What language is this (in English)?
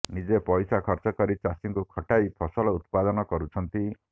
Odia